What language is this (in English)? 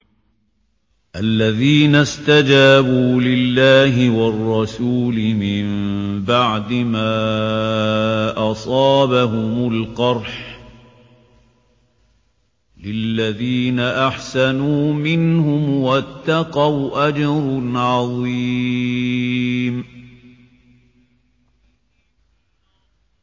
Arabic